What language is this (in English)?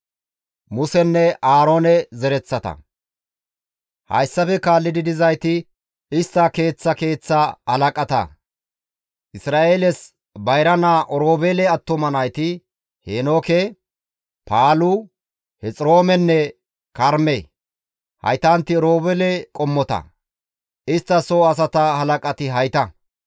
Gamo